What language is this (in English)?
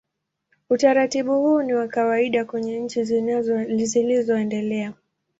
Swahili